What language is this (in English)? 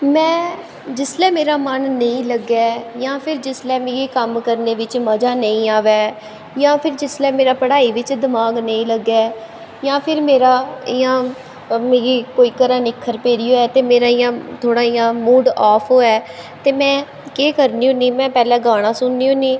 Dogri